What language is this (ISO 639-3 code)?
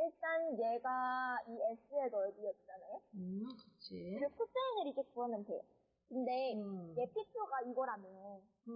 kor